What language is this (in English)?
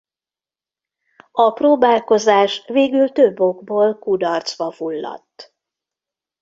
Hungarian